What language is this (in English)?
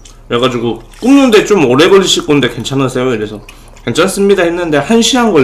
Korean